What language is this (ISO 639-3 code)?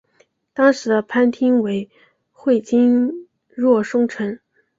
zho